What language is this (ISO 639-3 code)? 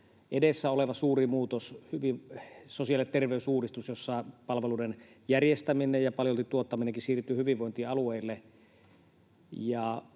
fin